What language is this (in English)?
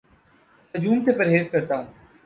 Urdu